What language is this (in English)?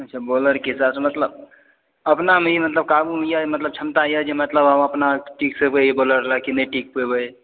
Maithili